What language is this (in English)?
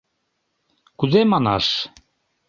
Mari